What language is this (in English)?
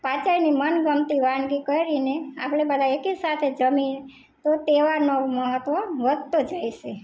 Gujarati